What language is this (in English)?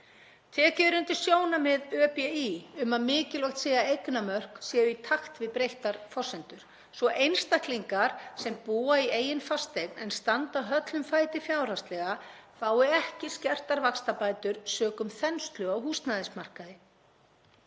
Icelandic